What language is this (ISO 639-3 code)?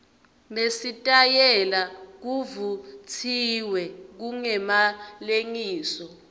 ssw